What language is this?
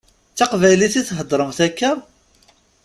Kabyle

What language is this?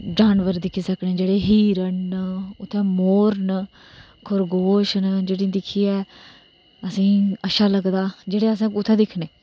Dogri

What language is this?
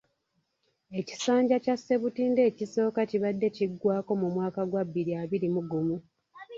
Ganda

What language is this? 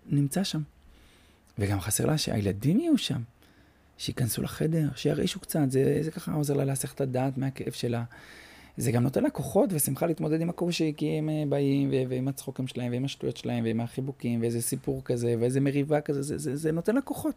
Hebrew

